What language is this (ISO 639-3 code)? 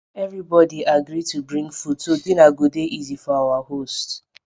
pcm